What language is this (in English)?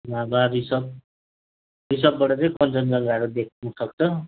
Nepali